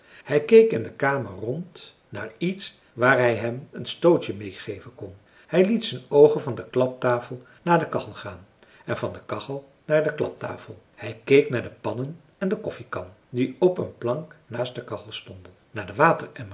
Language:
Dutch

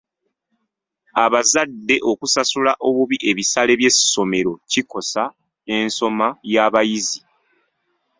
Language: Ganda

